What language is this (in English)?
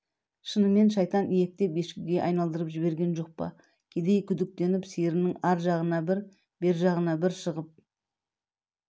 Kazakh